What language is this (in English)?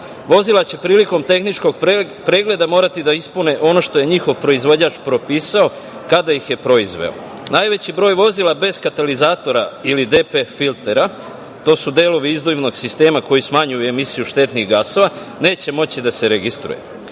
Serbian